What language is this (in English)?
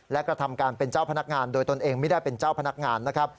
Thai